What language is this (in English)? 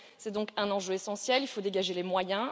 French